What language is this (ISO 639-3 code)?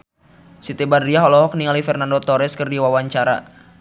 sun